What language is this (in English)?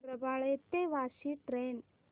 Marathi